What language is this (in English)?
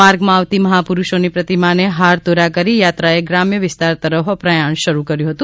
Gujarati